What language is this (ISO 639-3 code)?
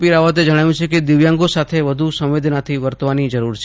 guj